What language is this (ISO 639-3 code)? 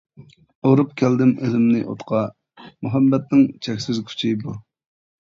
uig